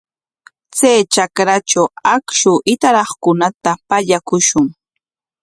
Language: Corongo Ancash Quechua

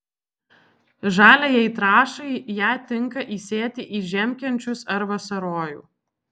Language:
Lithuanian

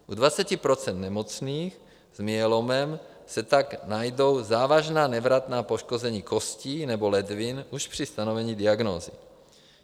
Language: Czech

